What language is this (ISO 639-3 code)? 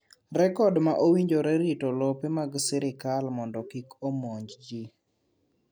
luo